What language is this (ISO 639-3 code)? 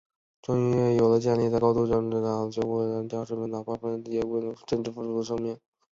zho